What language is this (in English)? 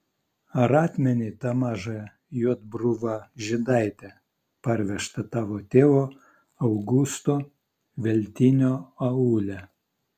Lithuanian